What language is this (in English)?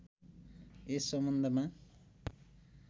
Nepali